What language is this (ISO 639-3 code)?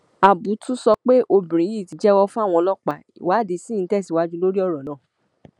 yor